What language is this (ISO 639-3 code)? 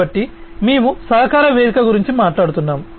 tel